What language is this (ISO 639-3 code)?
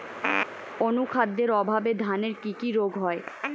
ben